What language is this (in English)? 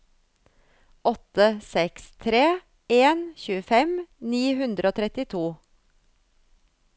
Norwegian